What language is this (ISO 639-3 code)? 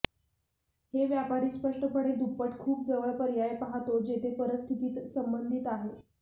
mar